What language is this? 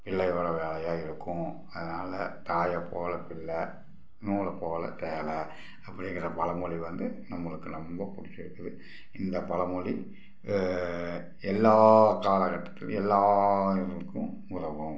Tamil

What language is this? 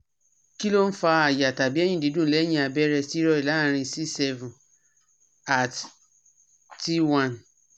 Yoruba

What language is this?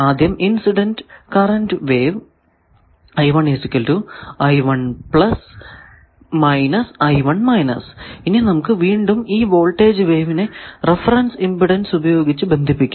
Malayalam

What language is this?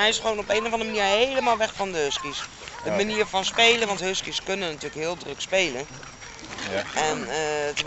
Dutch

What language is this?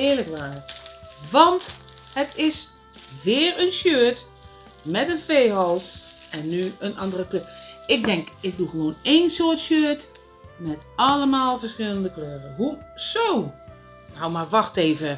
Dutch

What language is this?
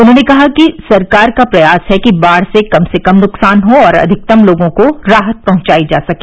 Hindi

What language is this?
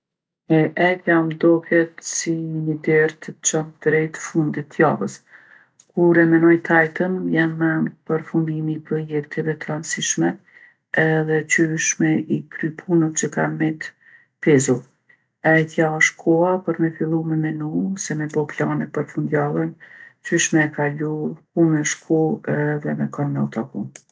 Gheg Albanian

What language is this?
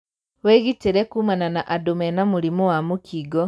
Kikuyu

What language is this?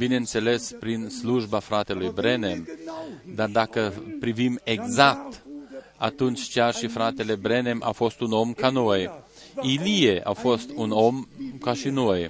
Romanian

